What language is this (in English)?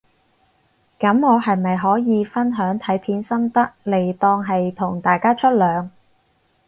Cantonese